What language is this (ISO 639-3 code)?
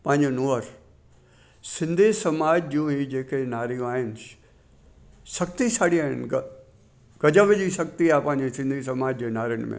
snd